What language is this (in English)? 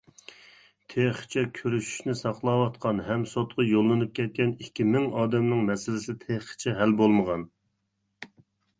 Uyghur